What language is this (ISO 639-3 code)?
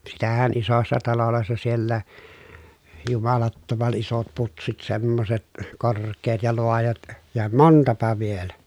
fin